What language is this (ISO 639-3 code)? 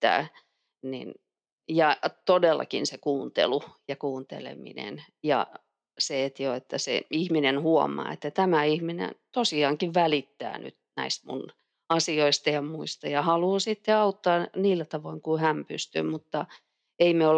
fin